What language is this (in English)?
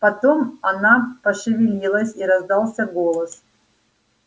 Russian